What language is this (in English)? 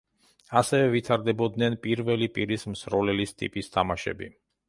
Georgian